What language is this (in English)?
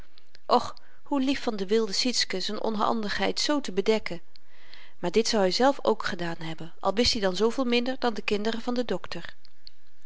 Dutch